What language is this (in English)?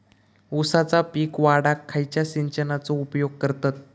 Marathi